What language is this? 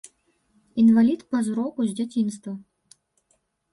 Belarusian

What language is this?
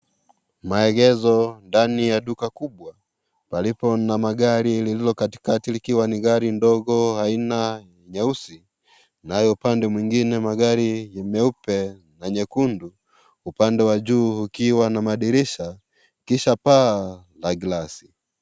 Swahili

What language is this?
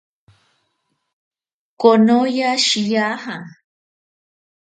Ashéninka Perené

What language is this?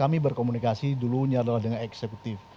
Indonesian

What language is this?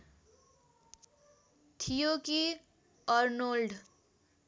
Nepali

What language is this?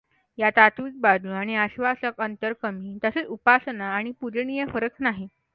Marathi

